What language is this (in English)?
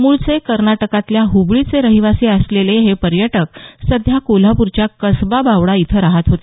Marathi